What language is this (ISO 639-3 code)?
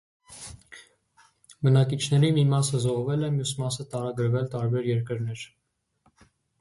hye